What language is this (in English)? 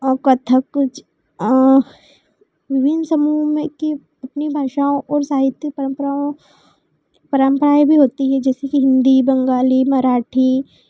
Hindi